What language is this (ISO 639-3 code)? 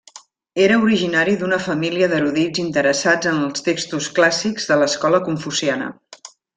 cat